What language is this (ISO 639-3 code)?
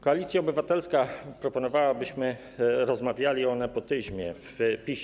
pol